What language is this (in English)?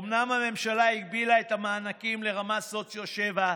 Hebrew